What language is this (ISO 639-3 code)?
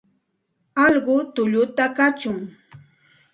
qxt